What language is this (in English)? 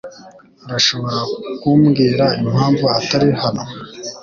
Kinyarwanda